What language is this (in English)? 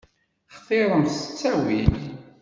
Kabyle